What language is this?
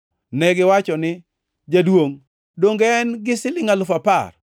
Luo (Kenya and Tanzania)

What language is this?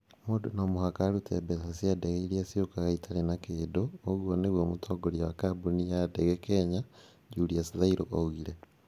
Kikuyu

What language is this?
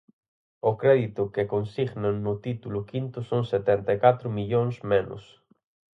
Galician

